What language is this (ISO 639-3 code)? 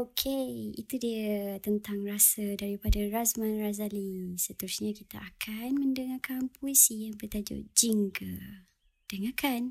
msa